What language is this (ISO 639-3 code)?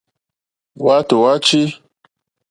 bri